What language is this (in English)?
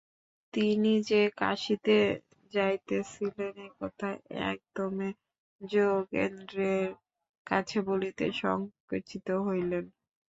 Bangla